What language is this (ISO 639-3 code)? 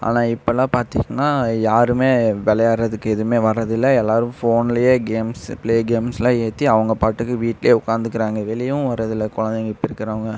tam